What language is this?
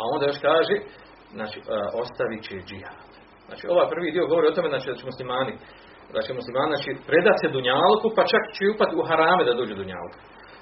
Croatian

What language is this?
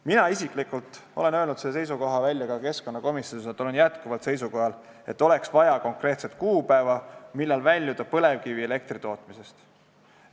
Estonian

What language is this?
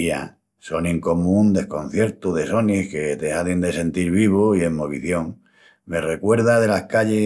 Extremaduran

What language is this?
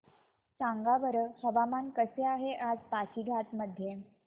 Marathi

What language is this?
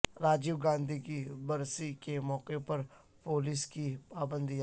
Urdu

